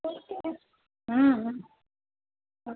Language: Gujarati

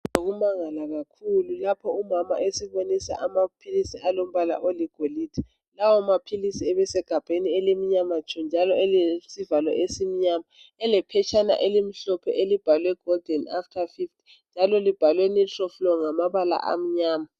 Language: North Ndebele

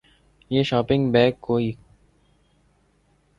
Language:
Urdu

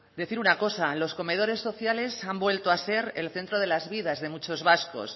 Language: Spanish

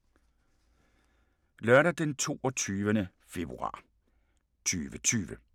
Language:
Danish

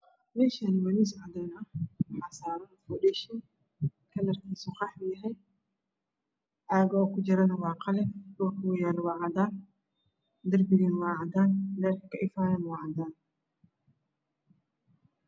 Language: Somali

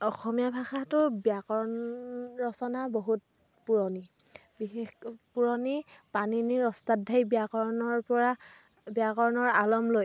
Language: Assamese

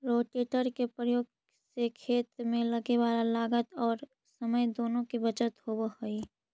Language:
Magahi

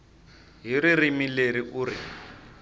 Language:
Tsonga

